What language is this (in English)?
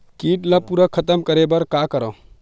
Chhattisgarhi